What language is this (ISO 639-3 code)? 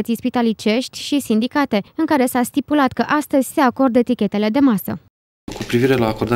ron